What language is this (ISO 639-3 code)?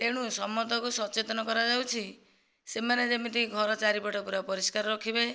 ori